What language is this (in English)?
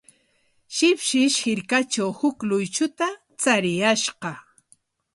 Corongo Ancash Quechua